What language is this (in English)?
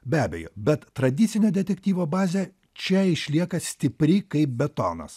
Lithuanian